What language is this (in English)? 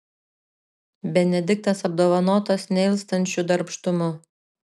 Lithuanian